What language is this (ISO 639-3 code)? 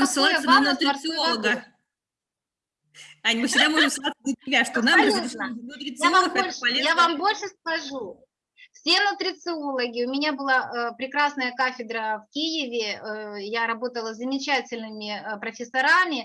rus